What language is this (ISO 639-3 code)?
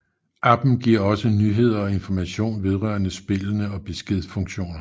dan